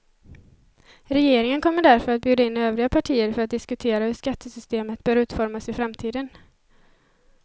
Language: Swedish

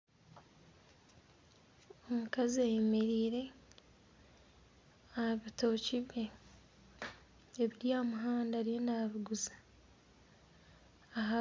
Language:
Nyankole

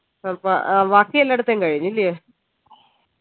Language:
Malayalam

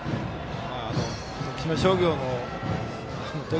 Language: Japanese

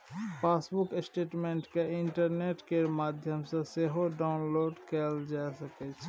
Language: Maithili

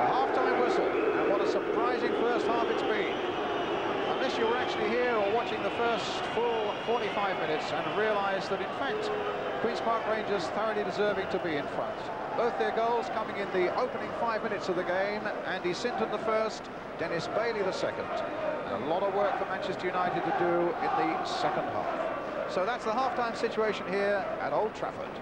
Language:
English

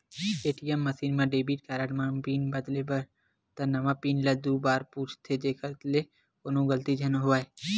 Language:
Chhattisgarhi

